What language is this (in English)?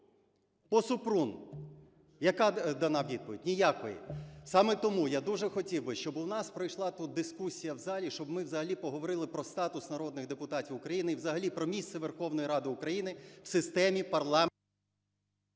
Ukrainian